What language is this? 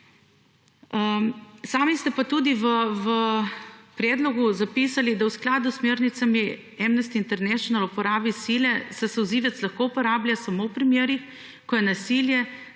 Slovenian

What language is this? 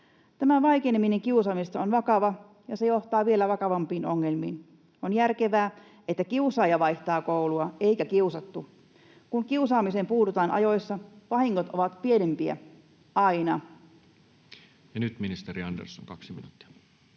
Finnish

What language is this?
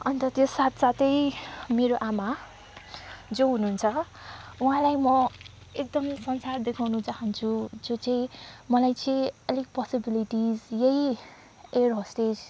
Nepali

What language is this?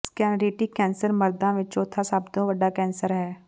Punjabi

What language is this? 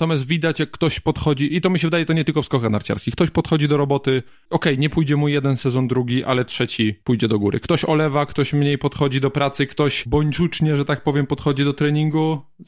Polish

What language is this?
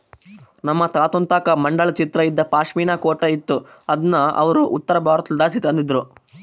Kannada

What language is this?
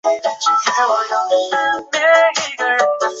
Chinese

